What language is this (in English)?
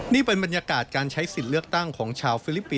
Thai